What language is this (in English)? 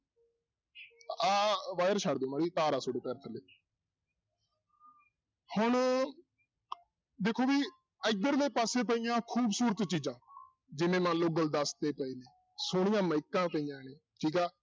Punjabi